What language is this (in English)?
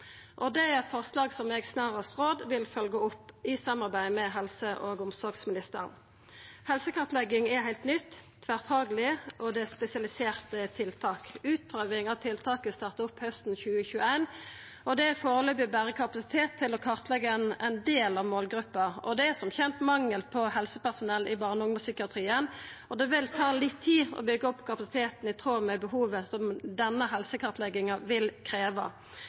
Norwegian Nynorsk